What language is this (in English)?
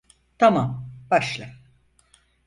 Turkish